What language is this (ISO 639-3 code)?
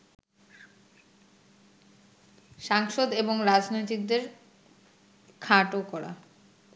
ben